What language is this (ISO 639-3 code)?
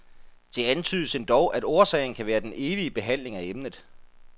dan